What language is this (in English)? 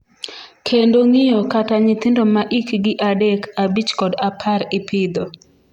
Luo (Kenya and Tanzania)